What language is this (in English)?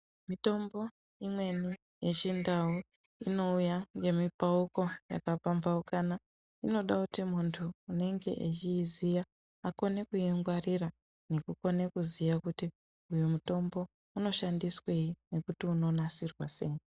Ndau